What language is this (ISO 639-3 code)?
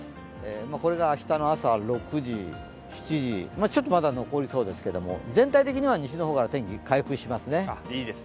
jpn